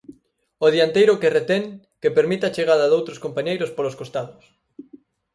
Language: Galician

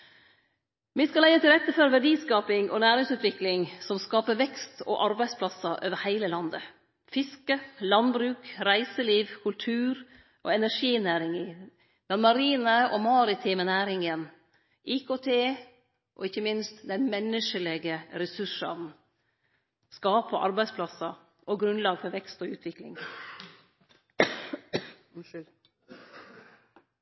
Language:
Norwegian Nynorsk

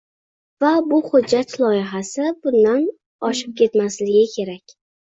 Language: Uzbek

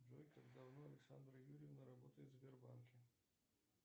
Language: Russian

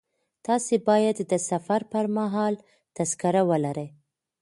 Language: Pashto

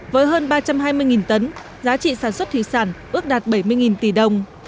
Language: Vietnamese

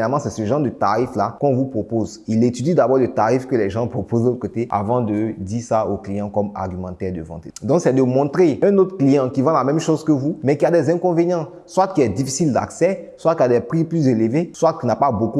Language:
French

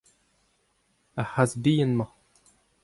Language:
Breton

